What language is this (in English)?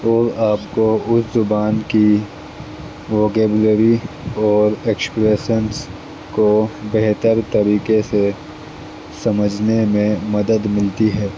Urdu